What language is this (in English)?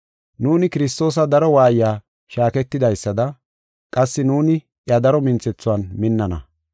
Gofa